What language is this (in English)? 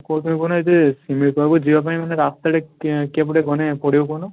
Odia